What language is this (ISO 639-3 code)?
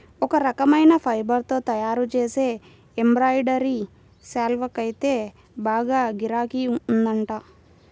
tel